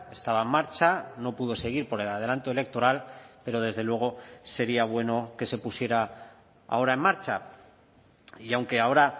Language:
Spanish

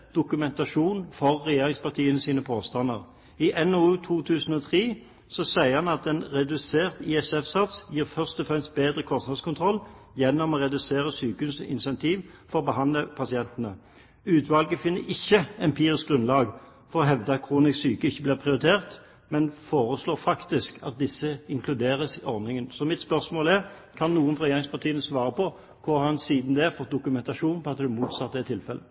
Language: Norwegian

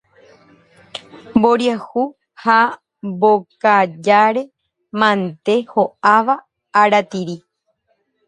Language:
Guarani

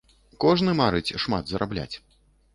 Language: Belarusian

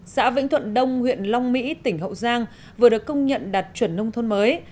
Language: Vietnamese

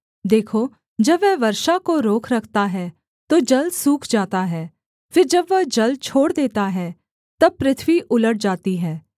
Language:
Hindi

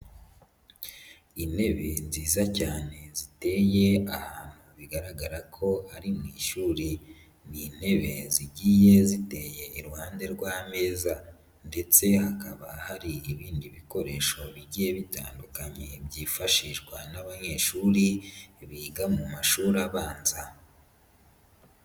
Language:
Kinyarwanda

